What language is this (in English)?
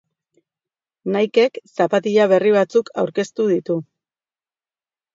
Basque